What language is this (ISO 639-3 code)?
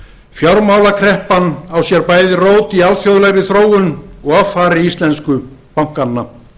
isl